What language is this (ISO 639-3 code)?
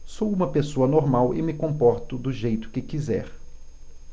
por